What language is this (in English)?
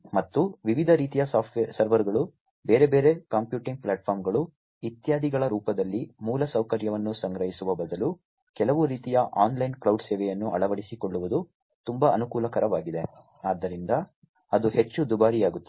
Kannada